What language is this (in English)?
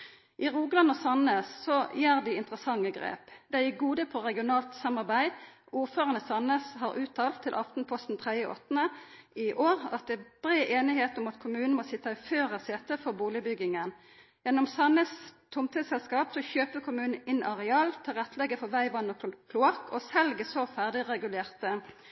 Norwegian Nynorsk